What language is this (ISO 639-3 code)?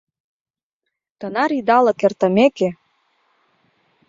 chm